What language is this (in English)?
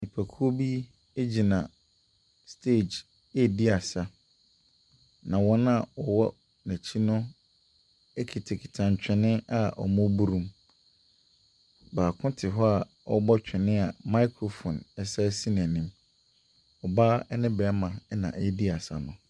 Akan